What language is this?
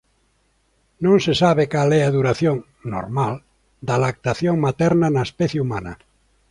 Galician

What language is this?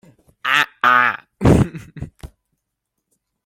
Hakha Chin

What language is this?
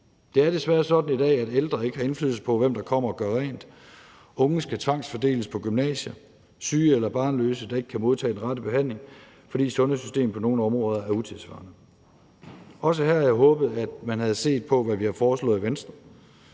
Danish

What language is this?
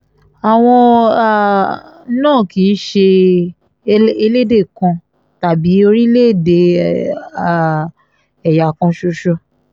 Yoruba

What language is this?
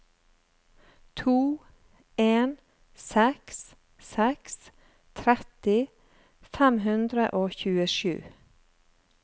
Norwegian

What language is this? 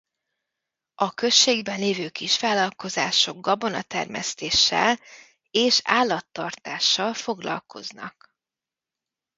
Hungarian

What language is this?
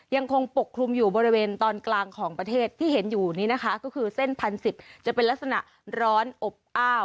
Thai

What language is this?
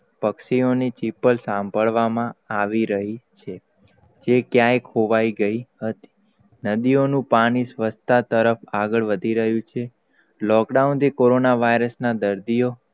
Gujarati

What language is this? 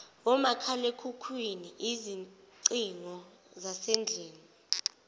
Zulu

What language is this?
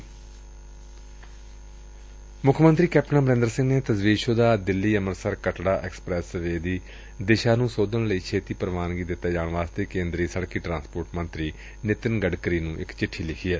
Punjabi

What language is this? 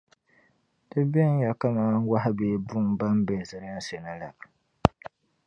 Dagbani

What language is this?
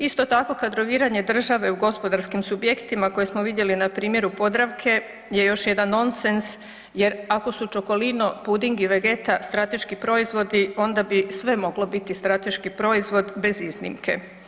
Croatian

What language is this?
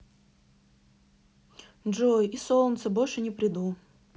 Russian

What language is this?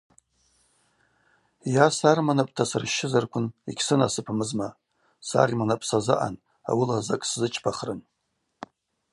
Abaza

